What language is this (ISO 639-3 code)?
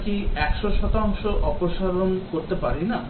ben